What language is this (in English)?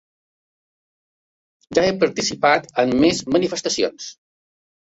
Catalan